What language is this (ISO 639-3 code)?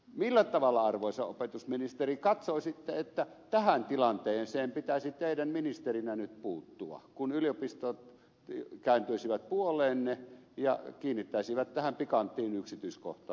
fin